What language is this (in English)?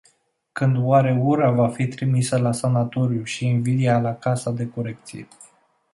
Romanian